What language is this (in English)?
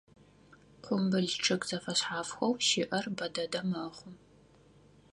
Adyghe